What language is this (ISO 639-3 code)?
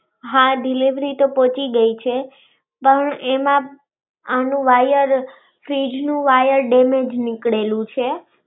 guj